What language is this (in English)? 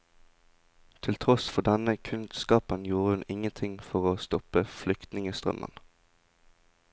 Norwegian